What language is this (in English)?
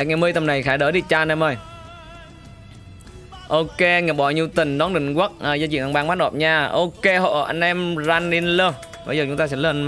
Vietnamese